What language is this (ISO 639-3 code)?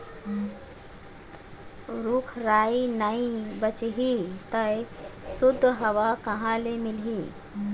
hne